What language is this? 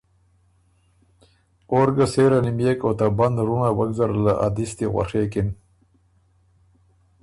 Ormuri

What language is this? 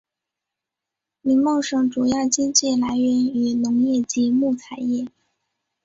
Chinese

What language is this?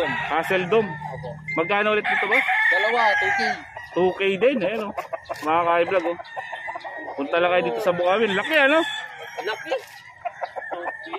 Filipino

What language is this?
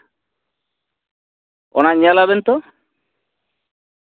Santali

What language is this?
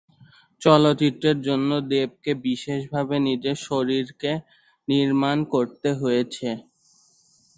Bangla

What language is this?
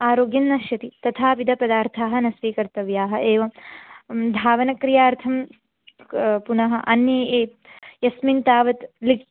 Sanskrit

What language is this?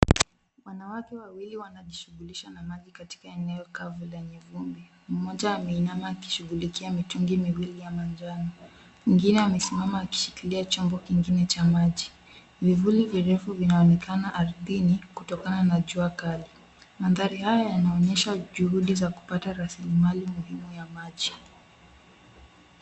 Swahili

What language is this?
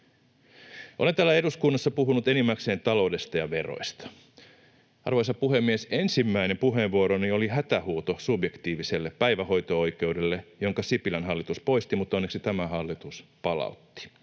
Finnish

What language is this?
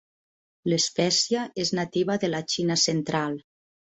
Catalan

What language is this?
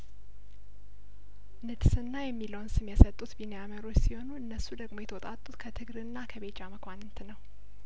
Amharic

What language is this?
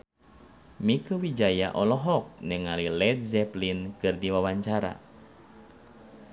Sundanese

